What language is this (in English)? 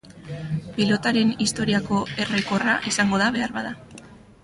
Basque